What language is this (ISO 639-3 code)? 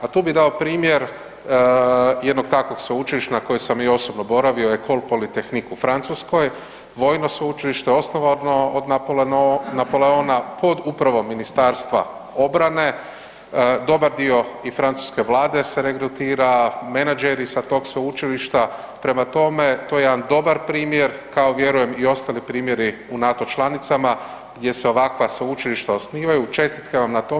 hrv